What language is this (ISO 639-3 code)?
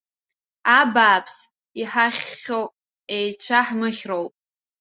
abk